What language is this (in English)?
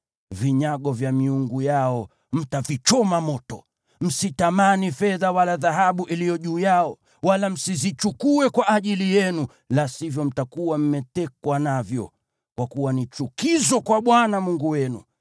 Swahili